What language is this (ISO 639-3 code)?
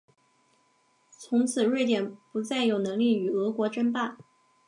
zho